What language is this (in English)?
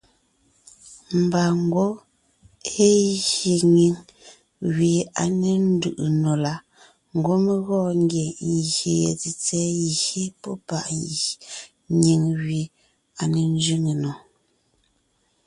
Ngiemboon